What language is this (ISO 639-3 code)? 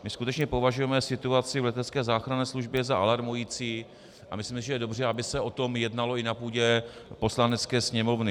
ces